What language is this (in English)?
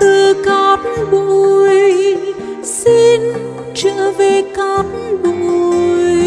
Vietnamese